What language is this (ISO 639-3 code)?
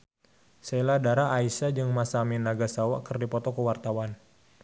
sun